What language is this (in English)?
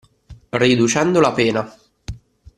Italian